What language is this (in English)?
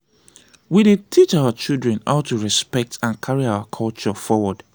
Nigerian Pidgin